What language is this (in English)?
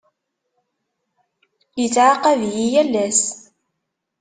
Kabyle